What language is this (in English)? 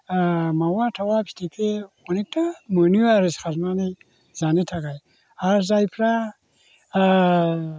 Bodo